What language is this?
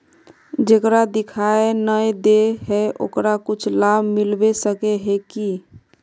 Magahi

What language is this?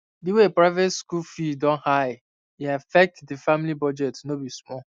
Nigerian Pidgin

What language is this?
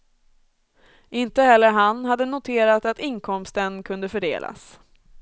Swedish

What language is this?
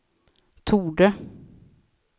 Swedish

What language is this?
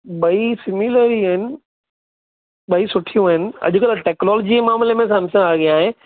Sindhi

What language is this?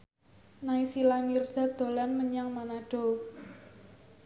Javanese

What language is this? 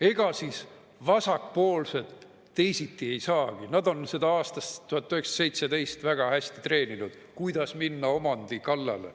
Estonian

